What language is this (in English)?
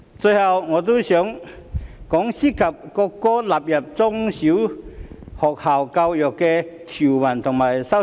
Cantonese